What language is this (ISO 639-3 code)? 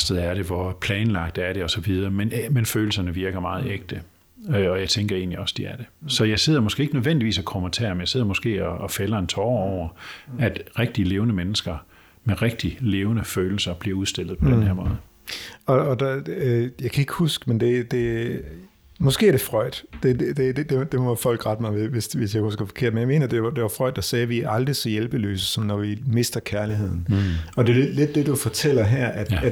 dan